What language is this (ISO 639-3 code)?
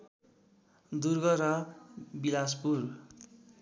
nep